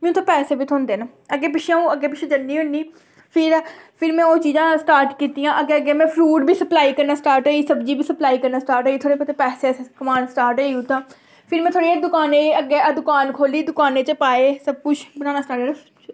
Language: Dogri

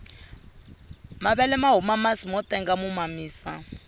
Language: Tsonga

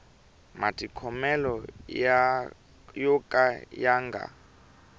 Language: Tsonga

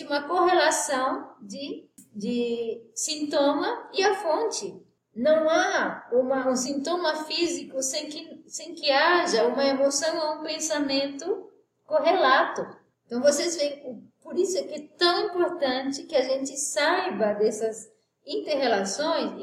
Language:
Portuguese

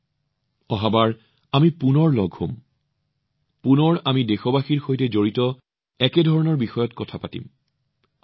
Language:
Assamese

